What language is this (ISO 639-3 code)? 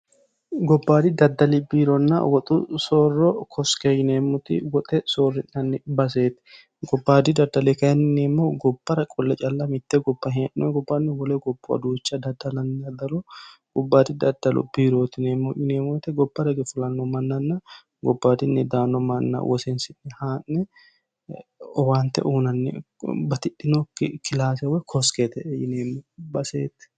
sid